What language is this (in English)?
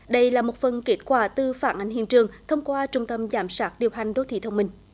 Vietnamese